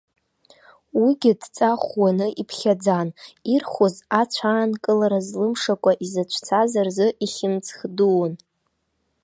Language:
Abkhazian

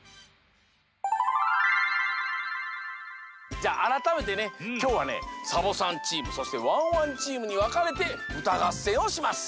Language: Japanese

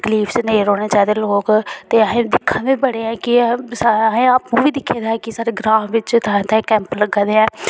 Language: Dogri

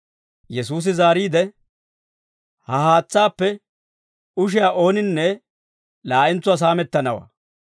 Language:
Dawro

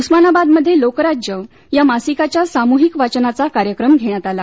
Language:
Marathi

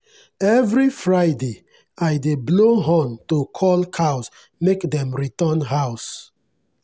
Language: Nigerian Pidgin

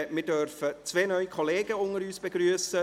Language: Swiss German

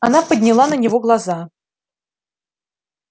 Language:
Russian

